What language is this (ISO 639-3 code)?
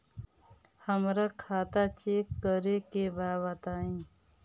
bho